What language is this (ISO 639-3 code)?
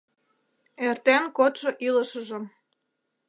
chm